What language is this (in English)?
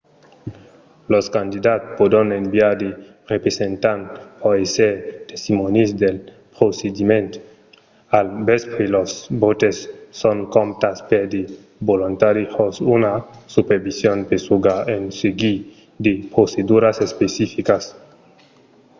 Occitan